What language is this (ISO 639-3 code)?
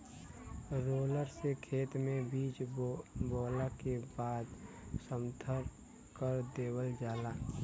bho